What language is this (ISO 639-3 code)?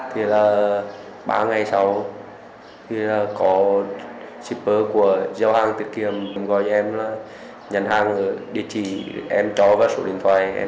vie